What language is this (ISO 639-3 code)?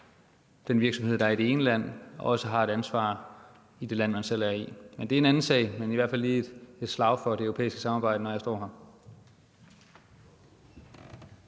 dan